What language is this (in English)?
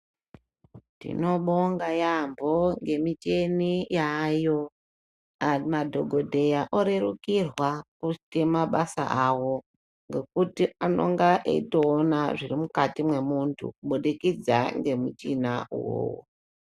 Ndau